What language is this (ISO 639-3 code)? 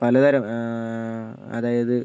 mal